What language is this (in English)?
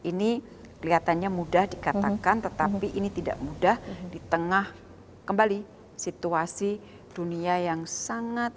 Indonesian